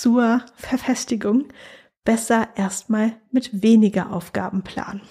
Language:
German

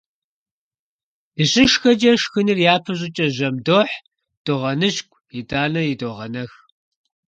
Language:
Kabardian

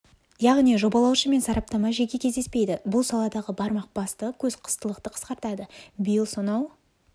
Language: Kazakh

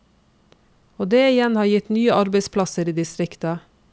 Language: Norwegian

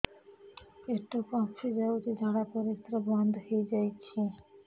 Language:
Odia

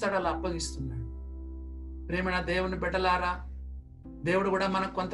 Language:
Telugu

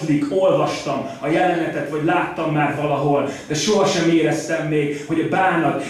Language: Hungarian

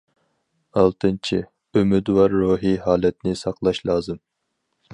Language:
Uyghur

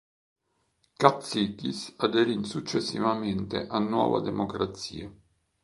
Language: Italian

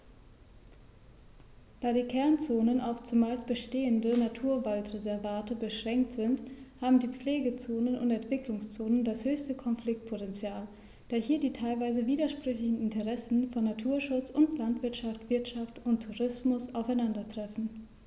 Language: German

